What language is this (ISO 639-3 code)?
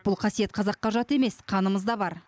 kaz